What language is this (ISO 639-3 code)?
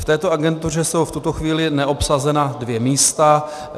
ces